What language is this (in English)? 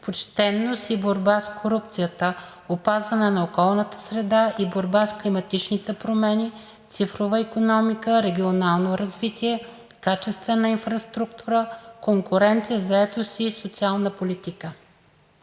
Bulgarian